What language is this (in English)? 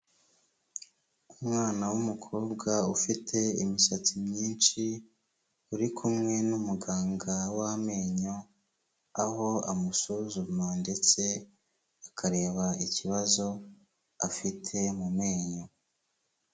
Kinyarwanda